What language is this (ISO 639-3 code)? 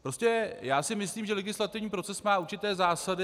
ces